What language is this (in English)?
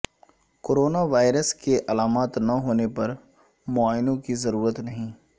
Urdu